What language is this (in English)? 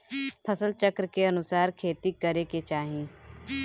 Bhojpuri